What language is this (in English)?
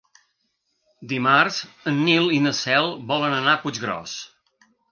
Catalan